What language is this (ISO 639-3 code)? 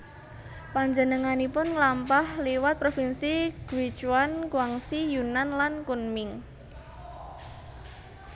jav